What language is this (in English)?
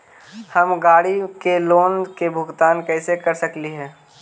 Magahi